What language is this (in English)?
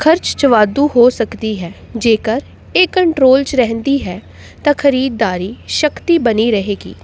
Punjabi